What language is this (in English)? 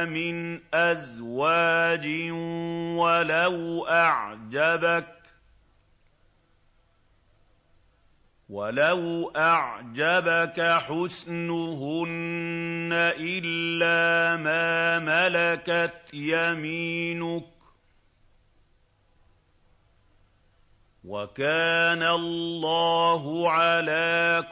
Arabic